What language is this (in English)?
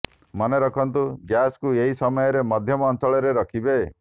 Odia